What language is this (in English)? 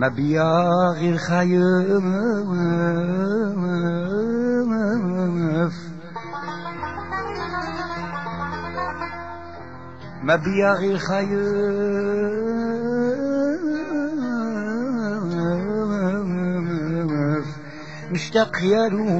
Arabic